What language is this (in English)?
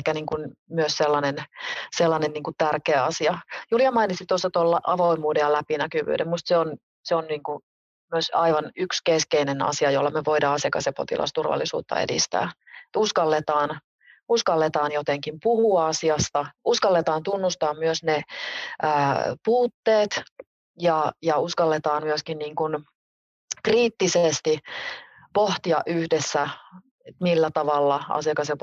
Finnish